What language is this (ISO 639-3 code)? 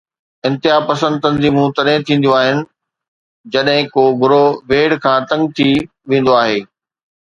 snd